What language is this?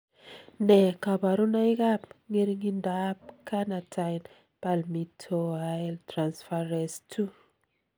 Kalenjin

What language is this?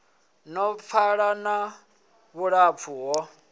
Venda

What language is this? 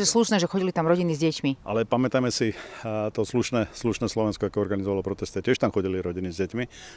Slovak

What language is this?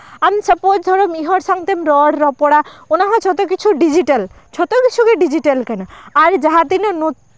Santali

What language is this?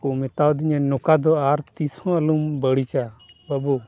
Santali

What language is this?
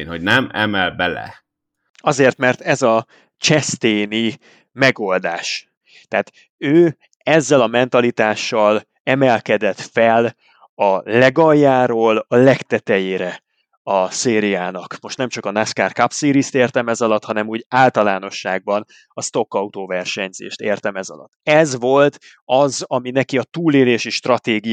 Hungarian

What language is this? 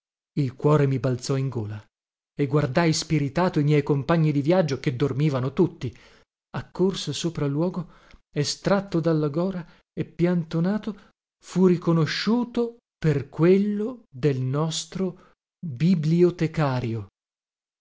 Italian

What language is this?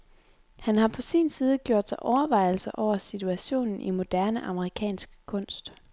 Danish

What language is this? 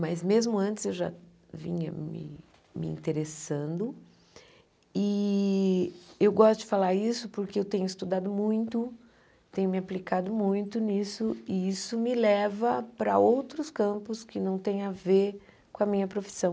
Portuguese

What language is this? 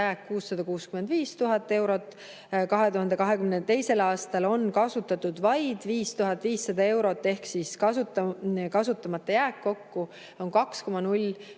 Estonian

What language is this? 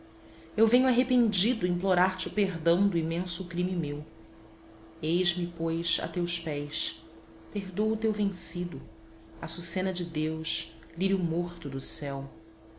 Portuguese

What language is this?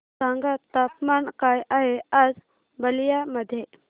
Marathi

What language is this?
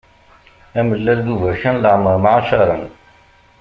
Kabyle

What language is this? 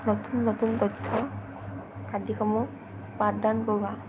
Assamese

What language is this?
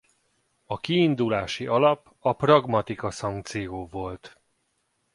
Hungarian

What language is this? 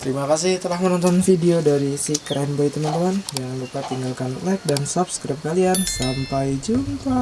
Indonesian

